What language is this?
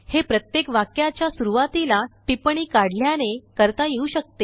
Marathi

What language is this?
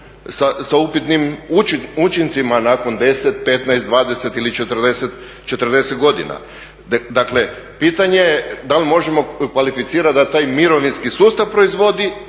Croatian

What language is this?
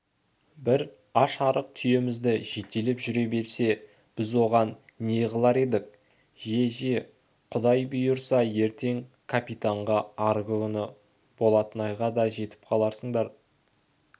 Kazakh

